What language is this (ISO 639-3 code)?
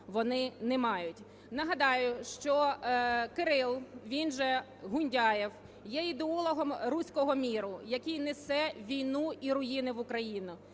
ukr